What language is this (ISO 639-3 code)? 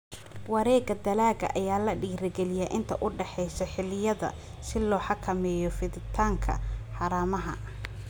som